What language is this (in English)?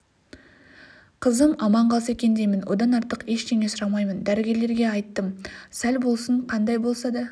Kazakh